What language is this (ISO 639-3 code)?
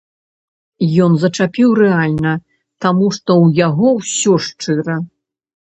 bel